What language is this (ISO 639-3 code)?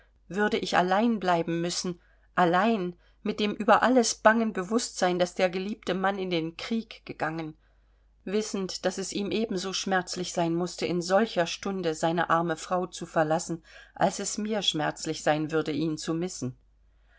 deu